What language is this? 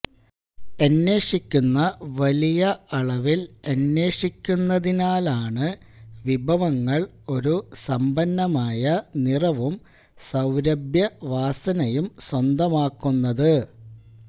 Malayalam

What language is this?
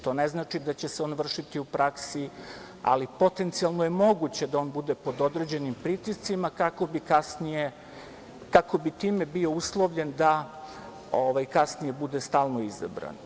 Serbian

